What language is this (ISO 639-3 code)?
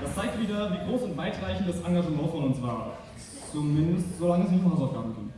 deu